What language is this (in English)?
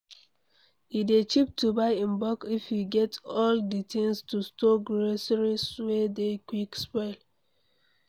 Nigerian Pidgin